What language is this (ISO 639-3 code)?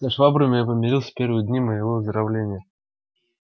rus